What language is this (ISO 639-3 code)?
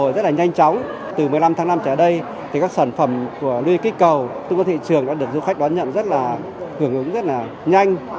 vie